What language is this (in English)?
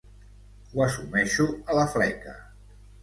Catalan